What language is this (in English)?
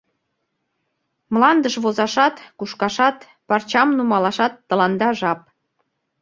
Mari